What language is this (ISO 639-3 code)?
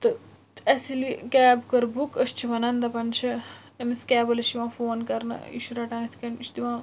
kas